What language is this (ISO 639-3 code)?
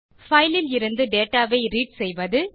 tam